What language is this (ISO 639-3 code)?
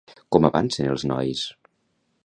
cat